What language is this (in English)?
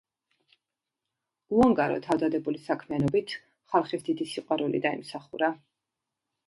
Georgian